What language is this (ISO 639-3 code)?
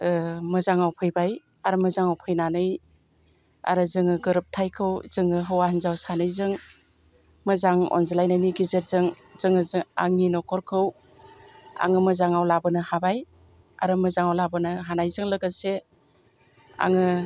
brx